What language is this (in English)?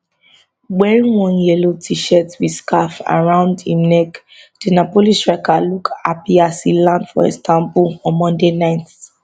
Nigerian Pidgin